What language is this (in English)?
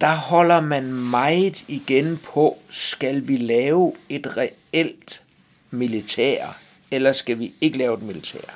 Danish